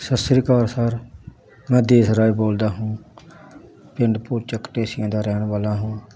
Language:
Punjabi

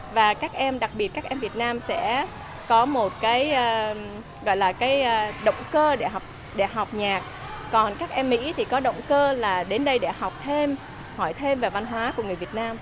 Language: Vietnamese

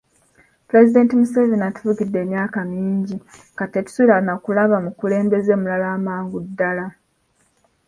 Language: Ganda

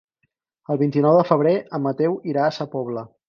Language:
Catalan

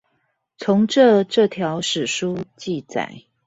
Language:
Chinese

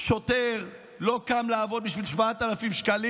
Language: Hebrew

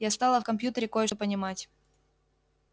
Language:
Russian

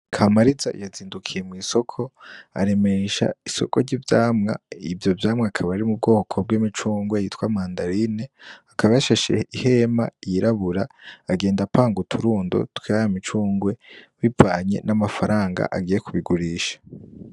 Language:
Rundi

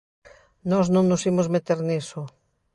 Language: Galician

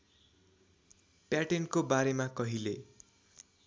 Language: Nepali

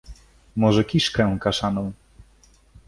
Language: Polish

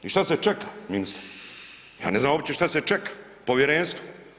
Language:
Croatian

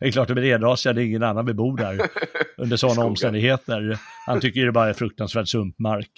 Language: Swedish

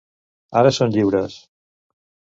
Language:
Catalan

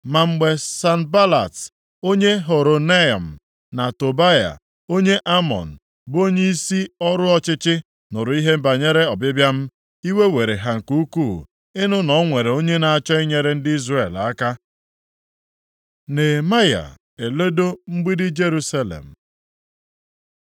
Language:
Igbo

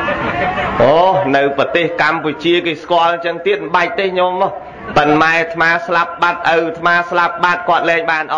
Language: Vietnamese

